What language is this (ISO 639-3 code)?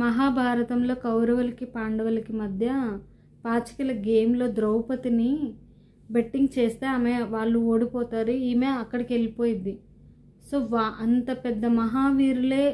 tel